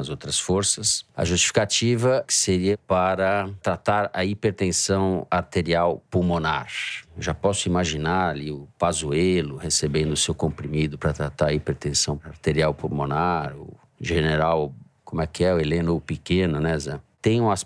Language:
Portuguese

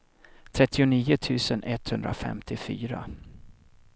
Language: Swedish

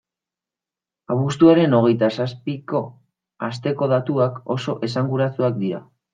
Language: Basque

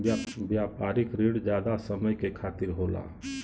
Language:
Bhojpuri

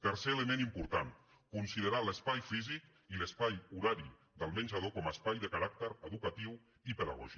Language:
Catalan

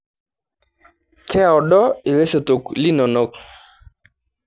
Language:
Masai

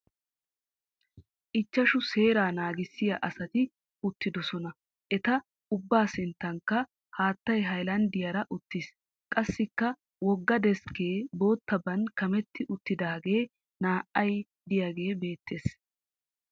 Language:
Wolaytta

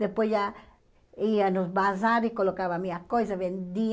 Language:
Portuguese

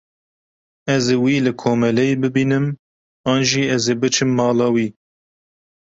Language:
Kurdish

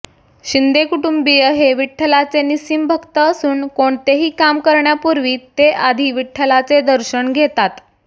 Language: Marathi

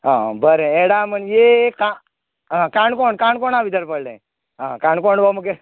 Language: Konkani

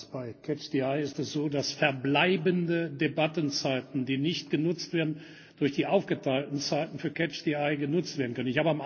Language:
German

